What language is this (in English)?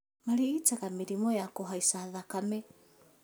Kikuyu